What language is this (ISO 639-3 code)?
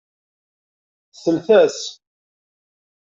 kab